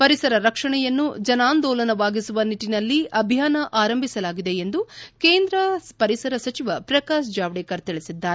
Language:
Kannada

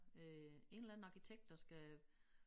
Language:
Danish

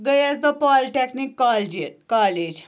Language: Kashmiri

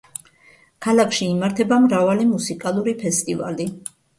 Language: Georgian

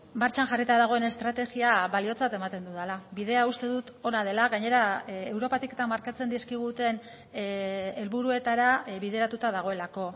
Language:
Basque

